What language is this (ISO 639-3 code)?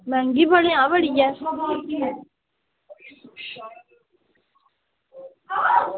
doi